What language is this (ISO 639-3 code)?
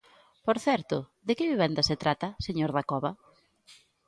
glg